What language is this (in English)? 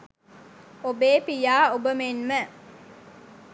Sinhala